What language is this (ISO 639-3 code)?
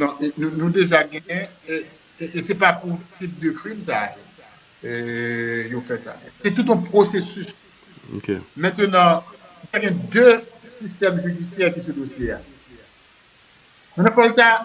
fra